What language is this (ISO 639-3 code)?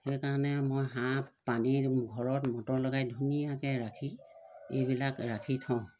asm